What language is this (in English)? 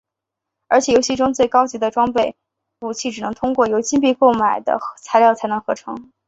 Chinese